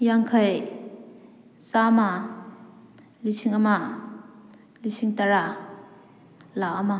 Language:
Manipuri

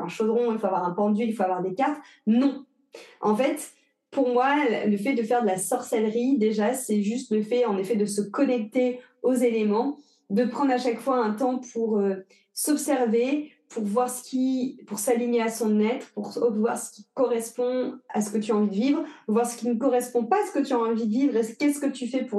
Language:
French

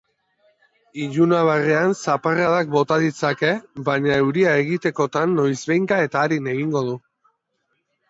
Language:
Basque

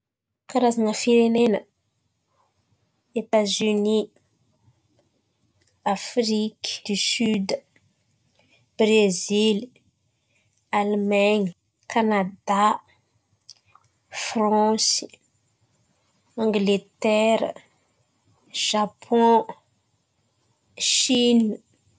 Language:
Antankarana Malagasy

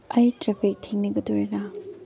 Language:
Manipuri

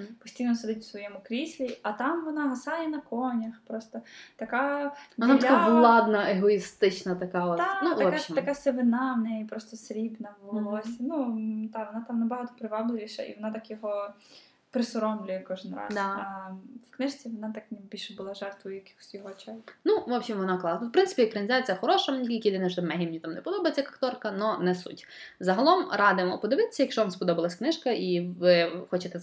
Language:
Ukrainian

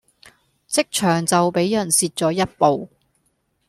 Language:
Cantonese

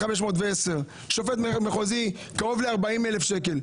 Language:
Hebrew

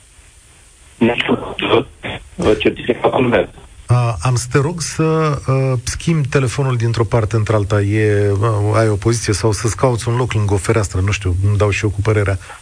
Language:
Romanian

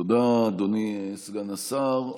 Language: Hebrew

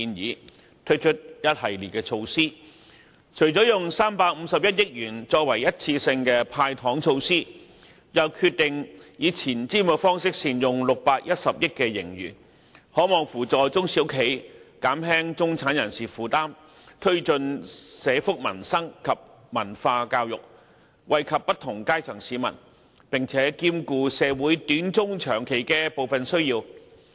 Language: Cantonese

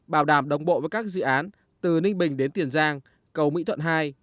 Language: Vietnamese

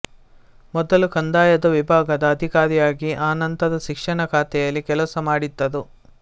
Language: Kannada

